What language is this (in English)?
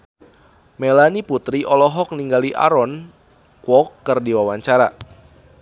Sundanese